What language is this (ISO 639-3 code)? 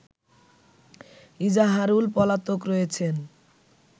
ben